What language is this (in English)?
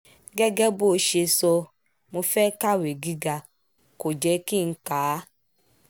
Yoruba